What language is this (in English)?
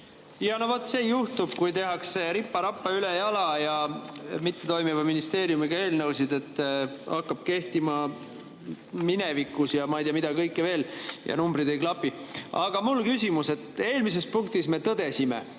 Estonian